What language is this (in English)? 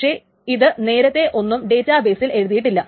Malayalam